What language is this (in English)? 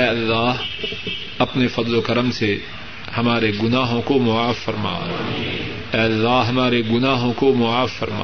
Urdu